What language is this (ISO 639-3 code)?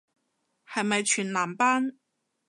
yue